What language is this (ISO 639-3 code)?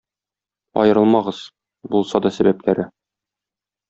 tat